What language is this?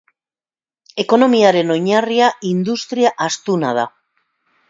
Basque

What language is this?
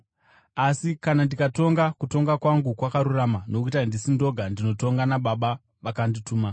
Shona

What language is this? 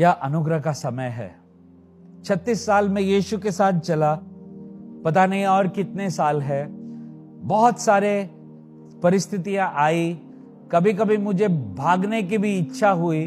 Hindi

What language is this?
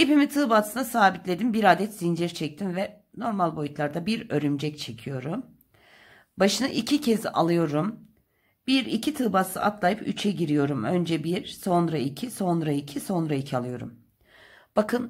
Turkish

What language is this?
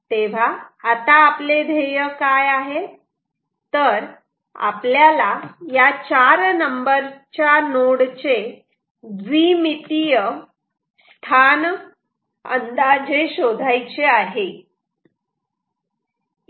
Marathi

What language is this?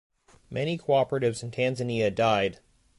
English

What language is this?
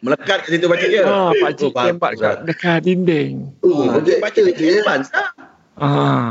Malay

